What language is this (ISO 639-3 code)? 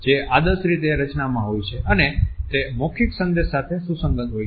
guj